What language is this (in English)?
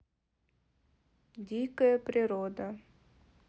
Russian